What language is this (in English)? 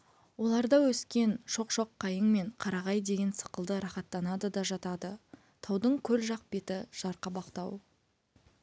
Kazakh